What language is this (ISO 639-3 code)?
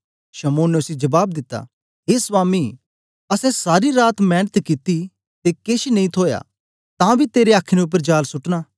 doi